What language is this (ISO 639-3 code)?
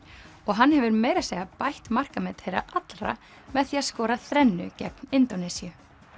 isl